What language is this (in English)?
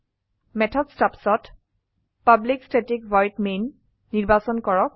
Assamese